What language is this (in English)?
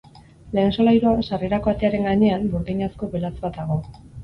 Basque